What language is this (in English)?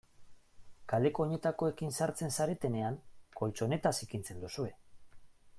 Basque